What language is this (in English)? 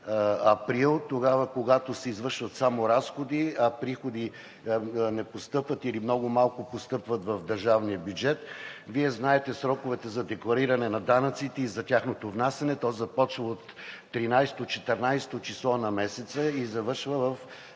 Bulgarian